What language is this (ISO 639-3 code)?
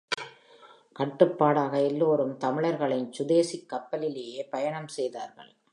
tam